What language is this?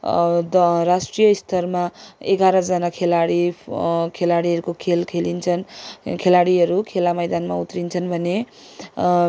Nepali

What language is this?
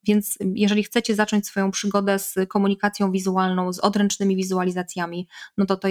Polish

